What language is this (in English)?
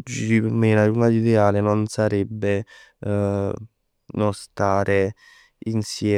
Neapolitan